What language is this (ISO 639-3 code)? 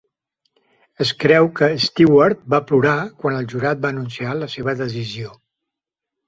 cat